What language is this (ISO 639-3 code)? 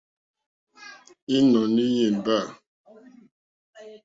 bri